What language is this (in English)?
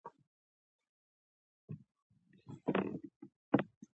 Pashto